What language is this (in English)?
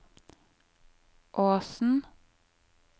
Norwegian